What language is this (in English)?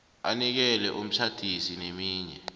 South Ndebele